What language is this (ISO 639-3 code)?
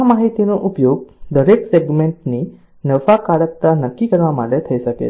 guj